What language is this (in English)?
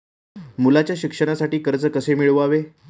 Marathi